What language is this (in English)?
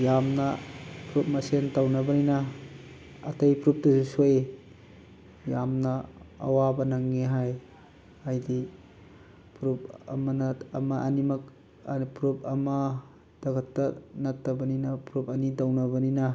Manipuri